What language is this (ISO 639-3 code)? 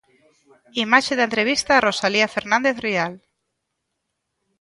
glg